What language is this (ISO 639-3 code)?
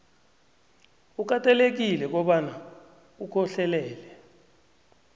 nbl